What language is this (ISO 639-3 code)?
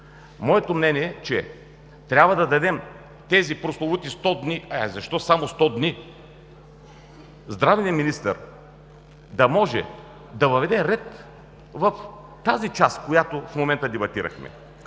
bul